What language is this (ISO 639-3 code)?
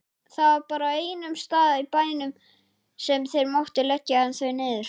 isl